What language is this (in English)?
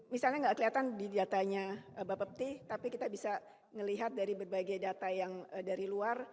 Indonesian